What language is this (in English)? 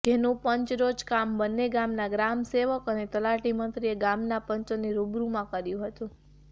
Gujarati